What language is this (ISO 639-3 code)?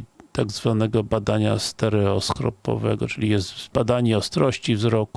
pol